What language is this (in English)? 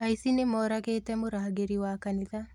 Kikuyu